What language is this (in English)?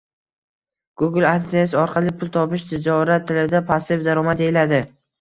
Uzbek